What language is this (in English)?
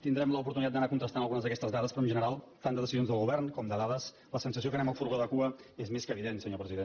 Catalan